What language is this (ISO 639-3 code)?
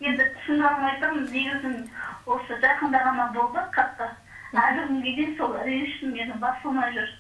rus